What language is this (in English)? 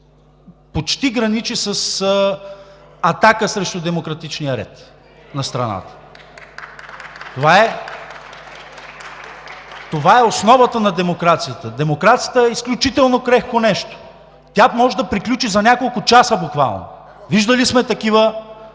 Bulgarian